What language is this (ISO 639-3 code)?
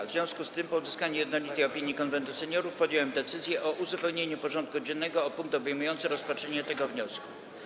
pol